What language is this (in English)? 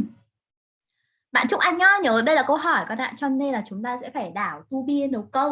Vietnamese